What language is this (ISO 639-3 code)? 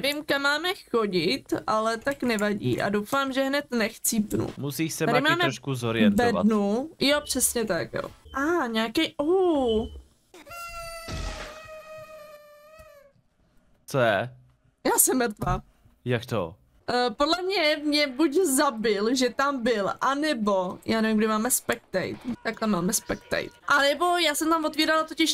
ces